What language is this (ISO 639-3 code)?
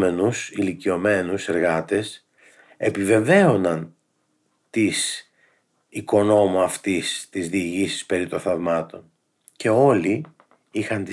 ell